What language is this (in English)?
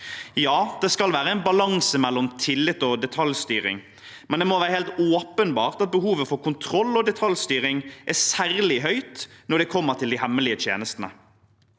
Norwegian